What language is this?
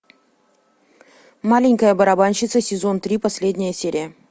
Russian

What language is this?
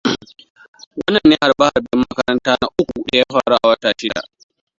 Hausa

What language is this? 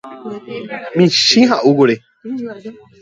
Guarani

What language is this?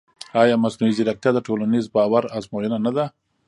Pashto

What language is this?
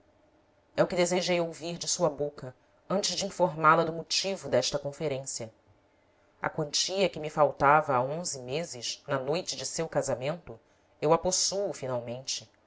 Portuguese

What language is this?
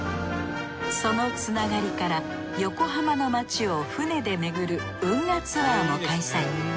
Japanese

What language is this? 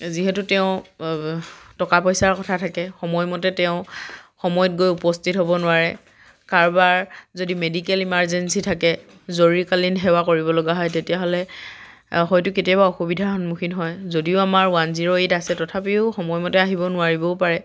Assamese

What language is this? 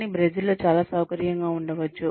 Telugu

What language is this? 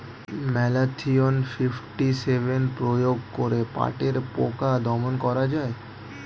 Bangla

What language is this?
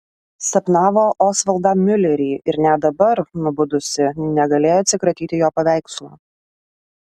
Lithuanian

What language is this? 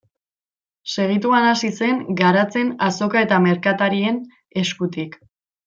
Basque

